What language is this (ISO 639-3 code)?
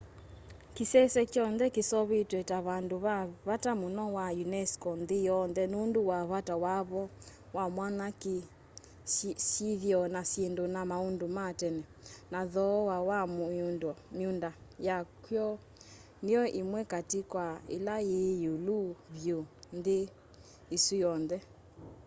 kam